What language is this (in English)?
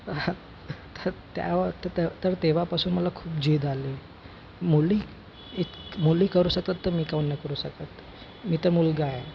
Marathi